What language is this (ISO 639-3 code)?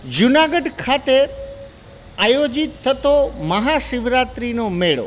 guj